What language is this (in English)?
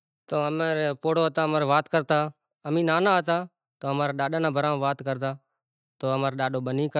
Kachi Koli